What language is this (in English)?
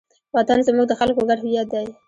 Pashto